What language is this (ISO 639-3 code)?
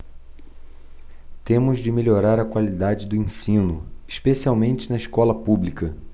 por